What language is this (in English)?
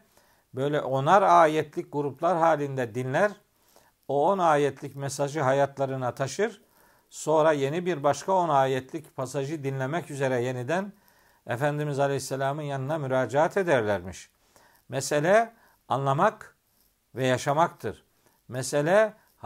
Turkish